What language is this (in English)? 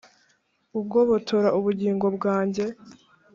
Kinyarwanda